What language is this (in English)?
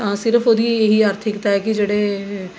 Punjabi